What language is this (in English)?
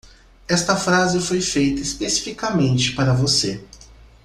Portuguese